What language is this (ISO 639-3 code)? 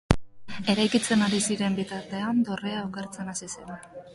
eus